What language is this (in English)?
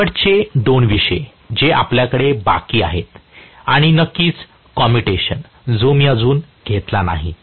Marathi